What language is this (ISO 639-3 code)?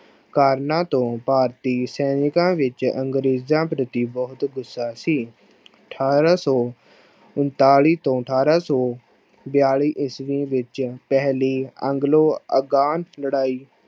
pan